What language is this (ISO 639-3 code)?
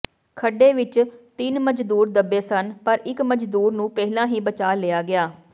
pan